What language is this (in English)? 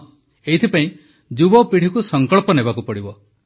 Odia